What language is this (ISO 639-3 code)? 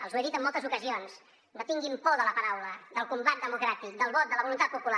cat